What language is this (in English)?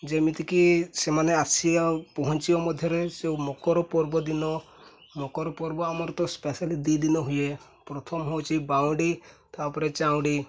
Odia